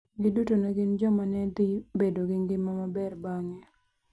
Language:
Luo (Kenya and Tanzania)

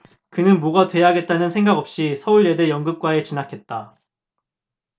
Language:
Korean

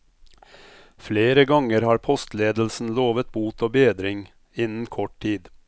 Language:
Norwegian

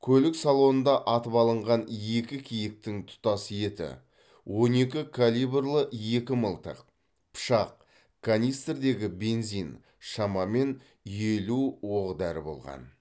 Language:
Kazakh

